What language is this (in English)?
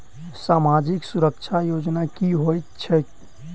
Maithili